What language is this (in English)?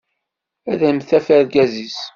Kabyle